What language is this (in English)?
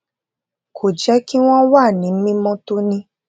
Yoruba